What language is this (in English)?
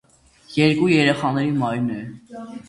Armenian